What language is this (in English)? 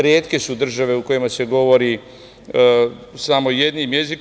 Serbian